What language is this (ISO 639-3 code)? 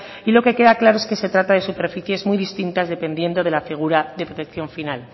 spa